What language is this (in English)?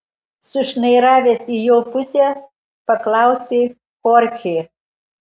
Lithuanian